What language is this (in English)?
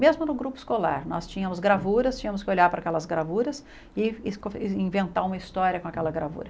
Portuguese